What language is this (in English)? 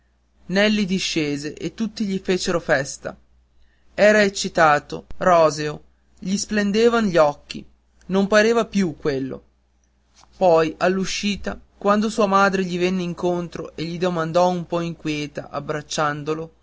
Italian